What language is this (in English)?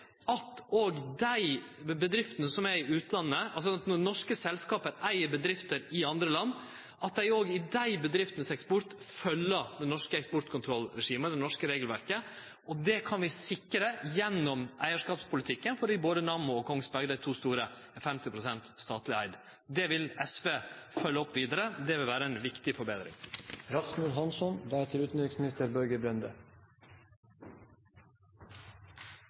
Norwegian Nynorsk